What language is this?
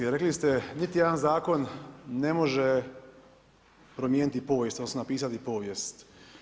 Croatian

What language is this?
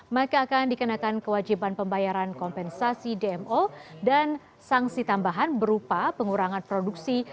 Indonesian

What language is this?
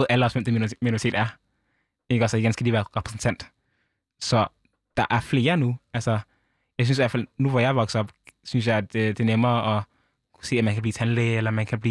Danish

